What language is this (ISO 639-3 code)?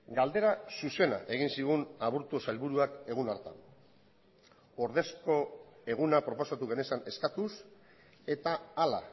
eus